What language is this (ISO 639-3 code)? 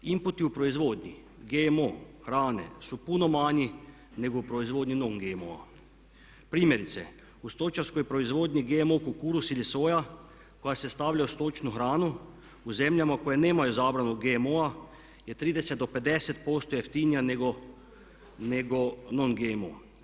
hrv